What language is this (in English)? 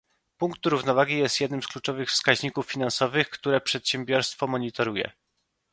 Polish